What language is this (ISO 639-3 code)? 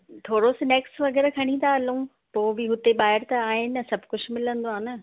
snd